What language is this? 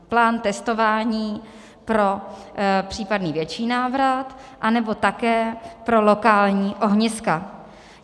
Czech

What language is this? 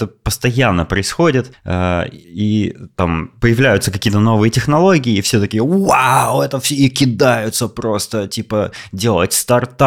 Russian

